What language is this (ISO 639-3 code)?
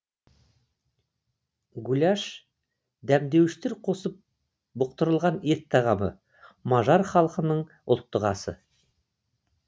kaz